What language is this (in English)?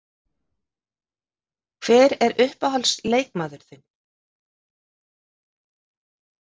Icelandic